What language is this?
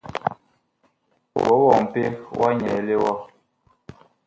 Bakoko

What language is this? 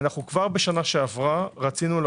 Hebrew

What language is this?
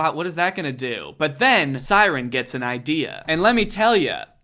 English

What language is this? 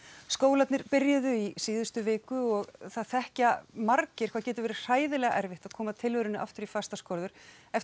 Icelandic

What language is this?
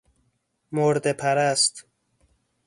Persian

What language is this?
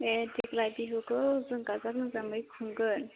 Bodo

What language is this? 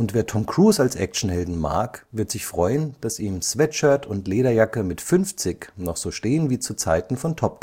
German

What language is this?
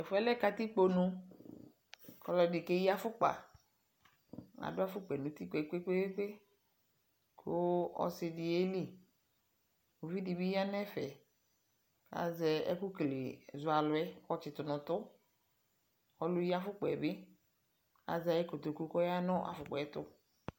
Ikposo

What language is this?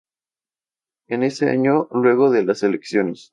Spanish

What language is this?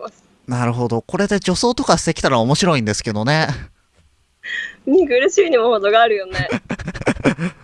Japanese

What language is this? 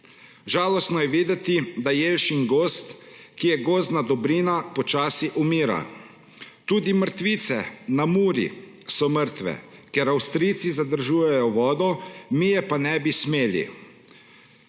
Slovenian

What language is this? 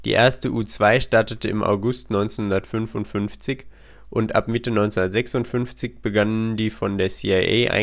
German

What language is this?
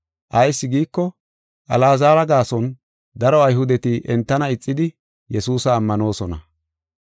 Gofa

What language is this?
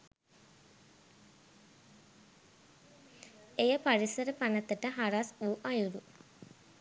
Sinhala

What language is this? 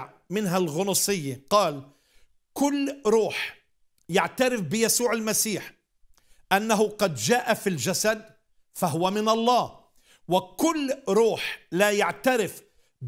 Arabic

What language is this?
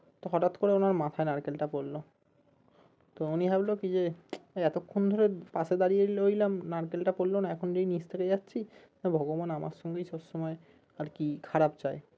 Bangla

